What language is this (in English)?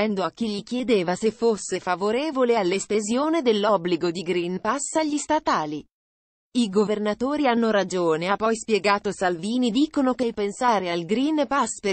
Italian